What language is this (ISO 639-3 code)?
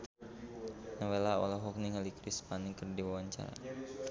sun